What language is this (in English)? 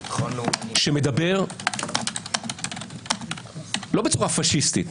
Hebrew